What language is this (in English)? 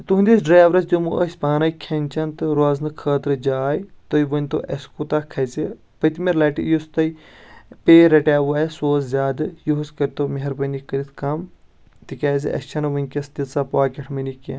Kashmiri